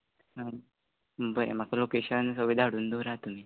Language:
Konkani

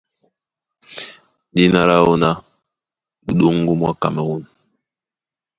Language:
Duala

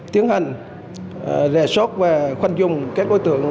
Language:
Vietnamese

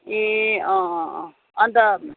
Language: Nepali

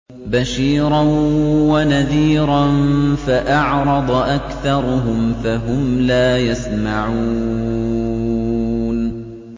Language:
Arabic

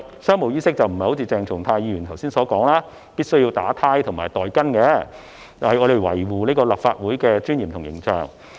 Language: Cantonese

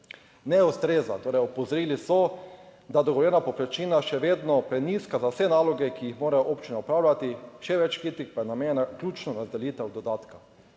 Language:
Slovenian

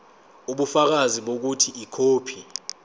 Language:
Zulu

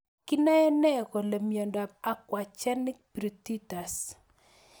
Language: Kalenjin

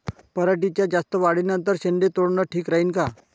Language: Marathi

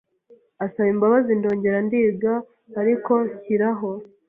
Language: Kinyarwanda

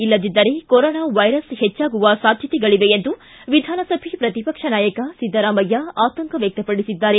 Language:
Kannada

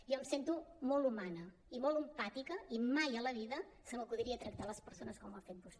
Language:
Catalan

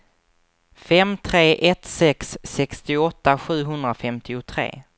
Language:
Swedish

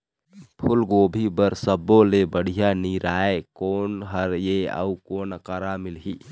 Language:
Chhattisgarhi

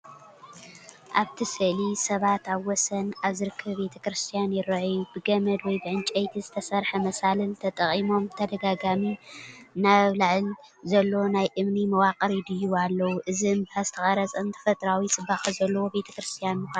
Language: Tigrinya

